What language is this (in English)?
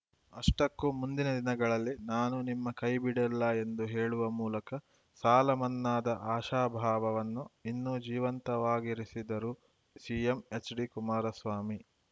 Kannada